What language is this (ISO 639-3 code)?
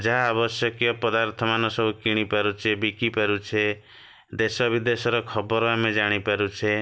ori